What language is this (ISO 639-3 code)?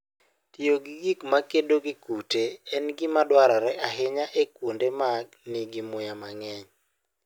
luo